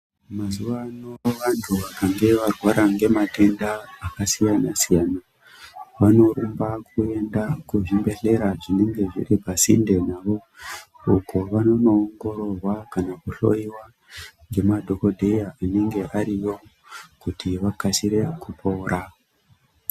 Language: Ndau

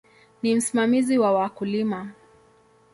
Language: Swahili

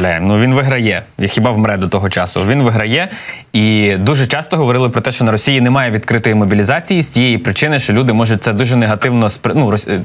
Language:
Ukrainian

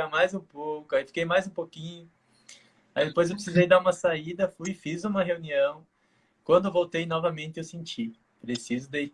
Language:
Portuguese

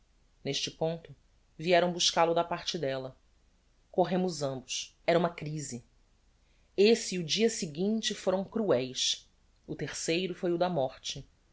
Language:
Portuguese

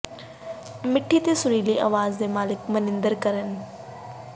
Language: Punjabi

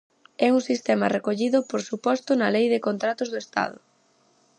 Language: Galician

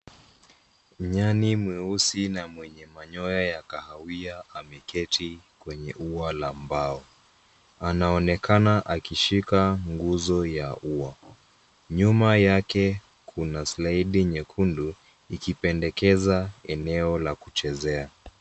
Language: Swahili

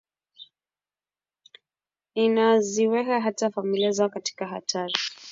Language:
Swahili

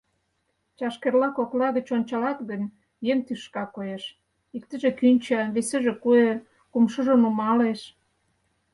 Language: Mari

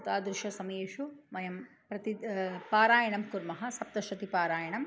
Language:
Sanskrit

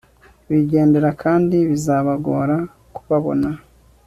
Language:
Kinyarwanda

